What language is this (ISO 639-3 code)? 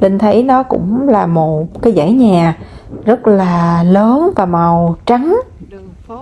vie